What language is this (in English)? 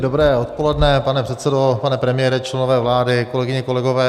Czech